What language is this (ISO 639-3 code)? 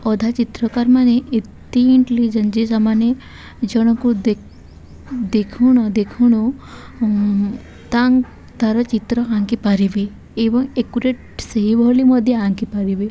ori